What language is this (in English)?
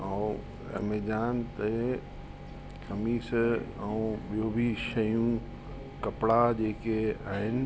Sindhi